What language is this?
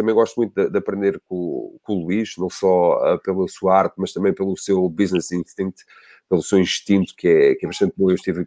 Portuguese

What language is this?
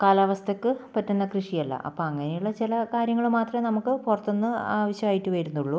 Malayalam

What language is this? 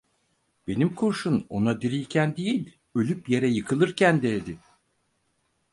Turkish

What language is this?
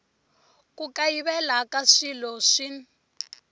Tsonga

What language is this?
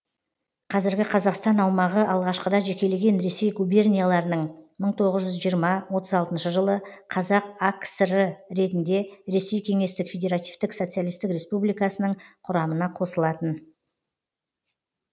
Kazakh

